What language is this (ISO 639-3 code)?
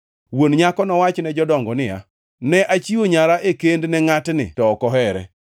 luo